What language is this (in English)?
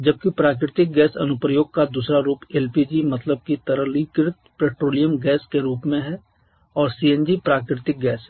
Hindi